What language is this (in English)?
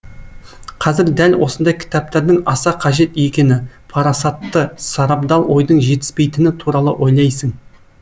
Kazakh